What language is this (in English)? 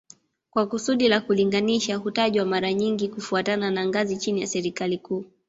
Swahili